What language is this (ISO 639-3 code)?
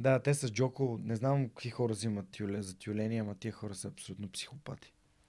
bul